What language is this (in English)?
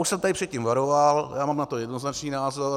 Czech